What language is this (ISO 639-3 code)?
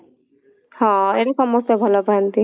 ori